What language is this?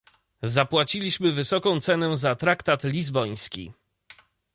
Polish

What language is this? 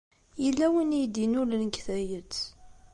Kabyle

